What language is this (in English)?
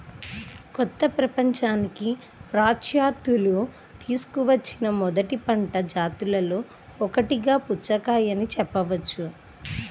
Telugu